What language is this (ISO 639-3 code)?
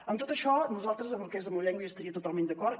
cat